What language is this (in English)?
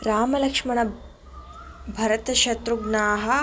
Sanskrit